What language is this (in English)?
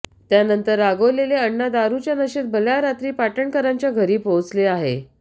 Marathi